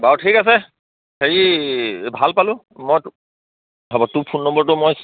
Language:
Assamese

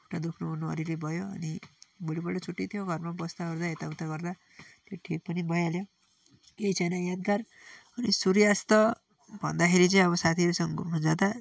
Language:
Nepali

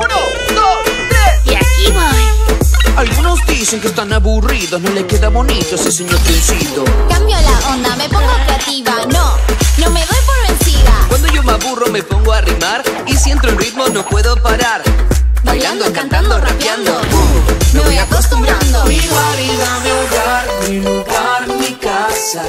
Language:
Spanish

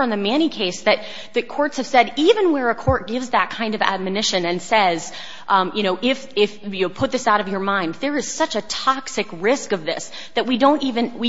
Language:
English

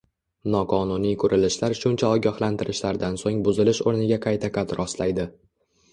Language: Uzbek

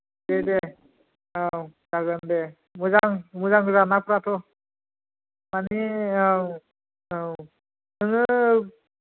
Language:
Bodo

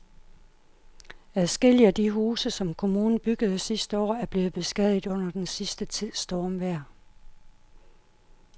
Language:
Danish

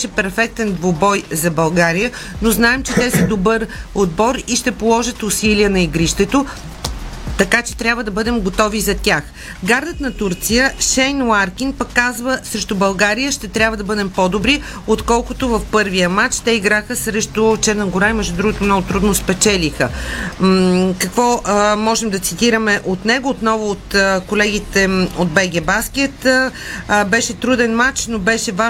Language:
Bulgarian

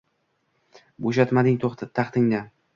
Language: Uzbek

